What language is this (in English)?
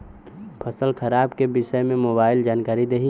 Bhojpuri